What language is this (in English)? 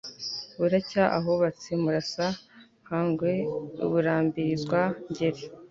Kinyarwanda